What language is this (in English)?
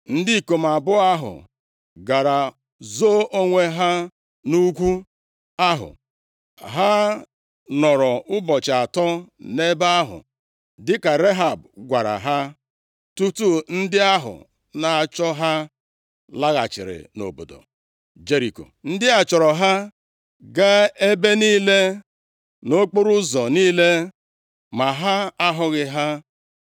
Igbo